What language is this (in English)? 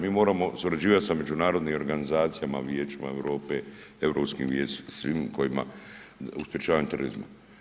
Croatian